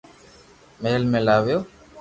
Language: Loarki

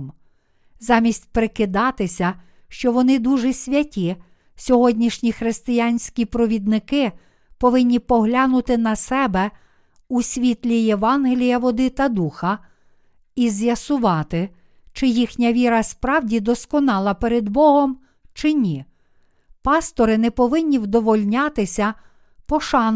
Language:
Ukrainian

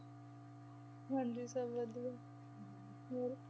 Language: Punjabi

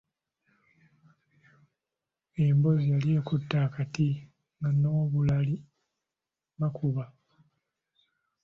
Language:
Ganda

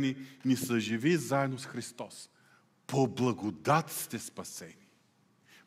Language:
Bulgarian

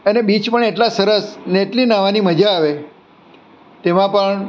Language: Gujarati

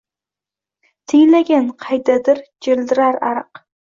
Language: Uzbek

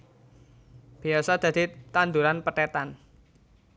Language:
Javanese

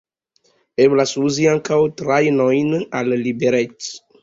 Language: Esperanto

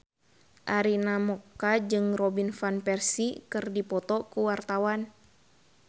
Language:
Sundanese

